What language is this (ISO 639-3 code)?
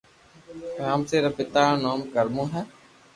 lrk